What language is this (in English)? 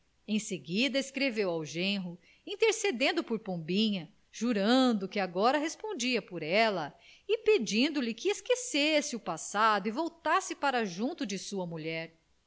Portuguese